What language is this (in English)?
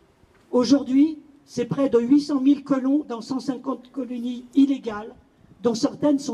French